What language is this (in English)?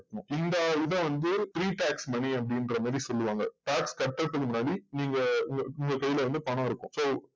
Tamil